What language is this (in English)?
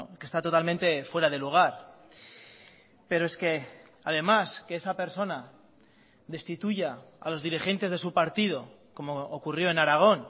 Spanish